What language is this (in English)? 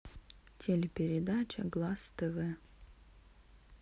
Russian